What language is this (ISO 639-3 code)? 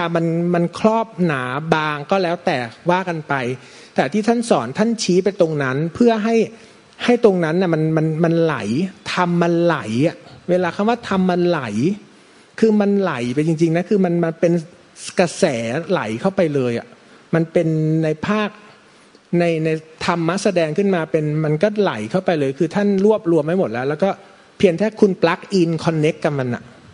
tha